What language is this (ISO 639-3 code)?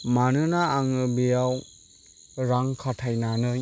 brx